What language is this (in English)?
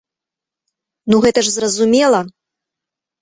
Belarusian